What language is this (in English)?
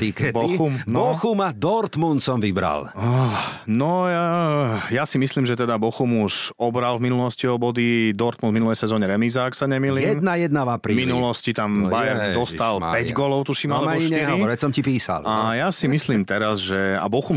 Slovak